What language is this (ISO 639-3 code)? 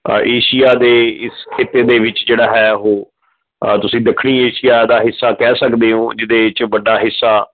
pan